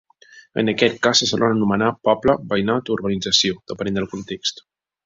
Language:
Catalan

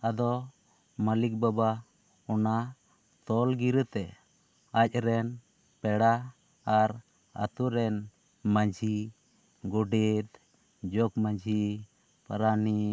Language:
Santali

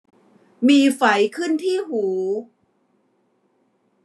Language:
Thai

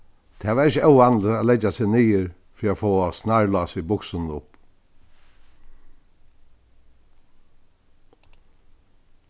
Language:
Faroese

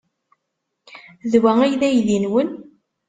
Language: Kabyle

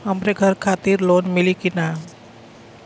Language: Bhojpuri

